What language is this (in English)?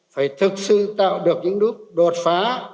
Vietnamese